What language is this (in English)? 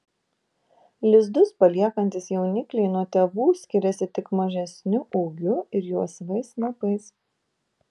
Lithuanian